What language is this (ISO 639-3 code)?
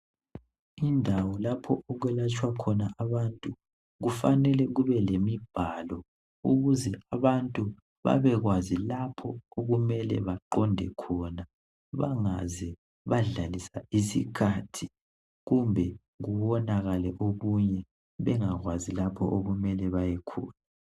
nde